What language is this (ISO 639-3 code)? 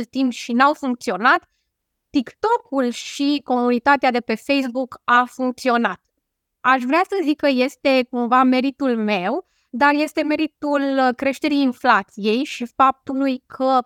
ron